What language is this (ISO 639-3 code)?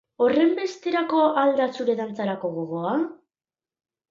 eus